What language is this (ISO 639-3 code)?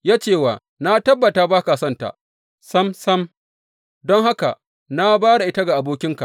hau